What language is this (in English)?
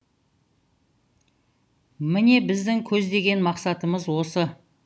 Kazakh